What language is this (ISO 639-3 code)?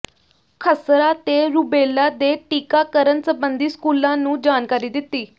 pan